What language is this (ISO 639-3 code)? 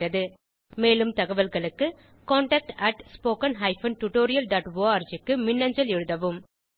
tam